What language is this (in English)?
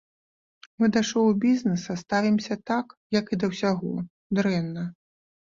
Belarusian